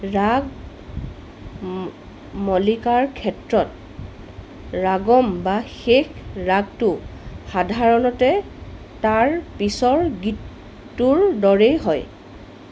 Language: Assamese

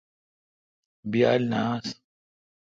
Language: Kalkoti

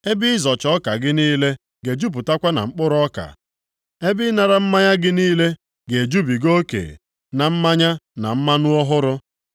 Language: Igbo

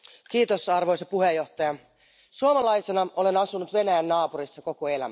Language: Finnish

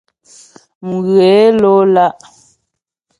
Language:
Ghomala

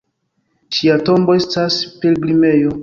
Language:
Esperanto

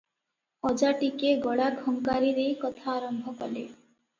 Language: Odia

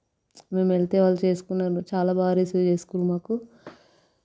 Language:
Telugu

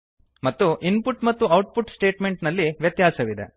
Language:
Kannada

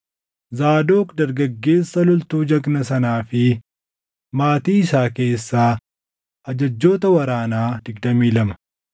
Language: Oromo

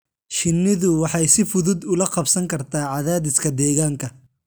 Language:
Somali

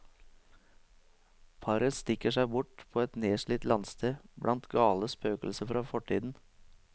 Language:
Norwegian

